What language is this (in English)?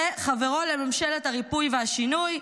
Hebrew